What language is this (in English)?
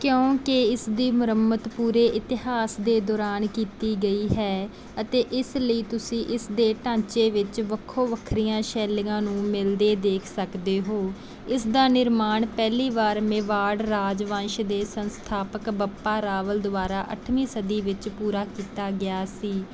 Punjabi